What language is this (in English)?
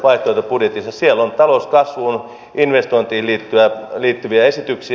Finnish